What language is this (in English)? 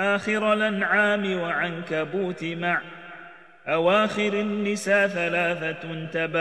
Arabic